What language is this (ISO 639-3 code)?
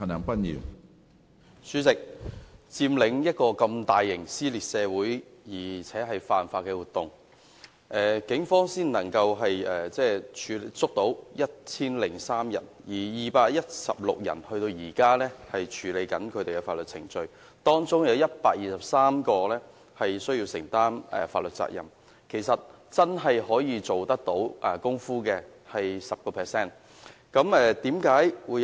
yue